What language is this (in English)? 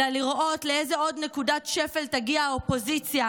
Hebrew